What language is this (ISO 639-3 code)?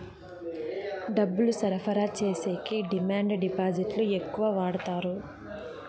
tel